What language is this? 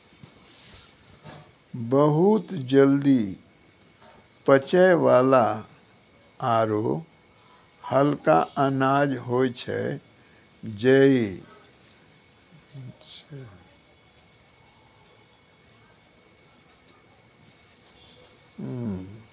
Maithili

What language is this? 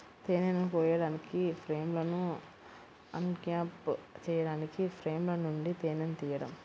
Telugu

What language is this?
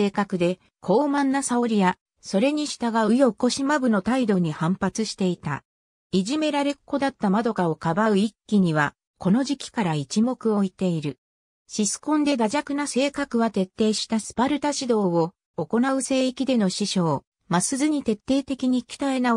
Japanese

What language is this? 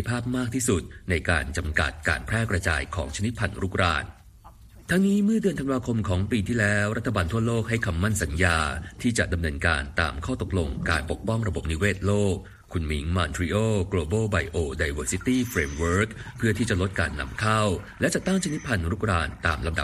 Thai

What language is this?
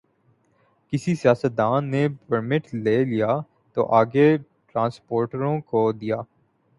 Urdu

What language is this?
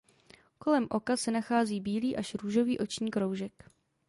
Czech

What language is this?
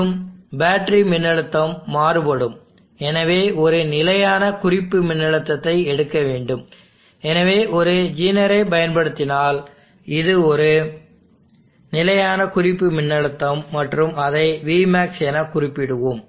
Tamil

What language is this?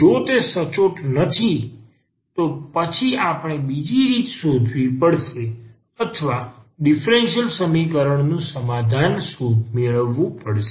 Gujarati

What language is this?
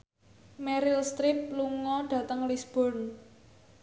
Javanese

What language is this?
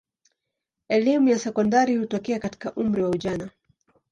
Swahili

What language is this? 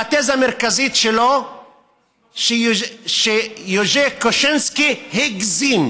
Hebrew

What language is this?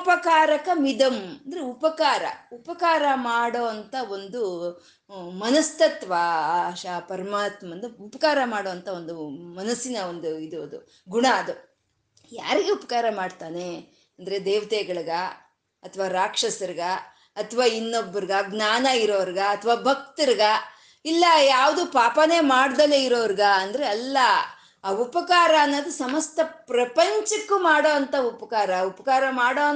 Kannada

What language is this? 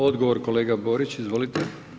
Croatian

